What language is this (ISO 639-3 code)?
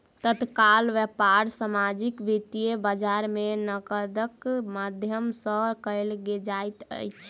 mai